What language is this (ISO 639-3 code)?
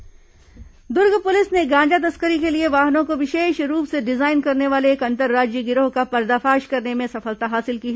hin